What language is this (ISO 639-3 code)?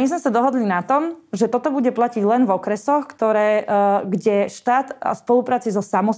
slk